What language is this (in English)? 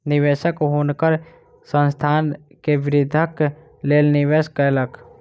Maithili